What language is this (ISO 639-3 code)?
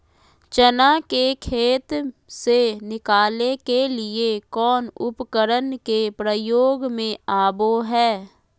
mag